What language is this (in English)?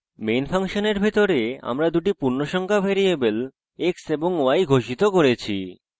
Bangla